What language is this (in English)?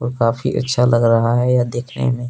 Hindi